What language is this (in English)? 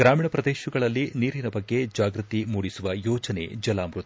Kannada